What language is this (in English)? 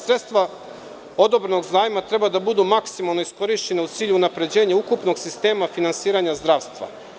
Serbian